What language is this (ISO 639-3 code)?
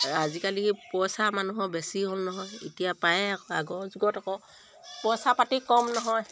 asm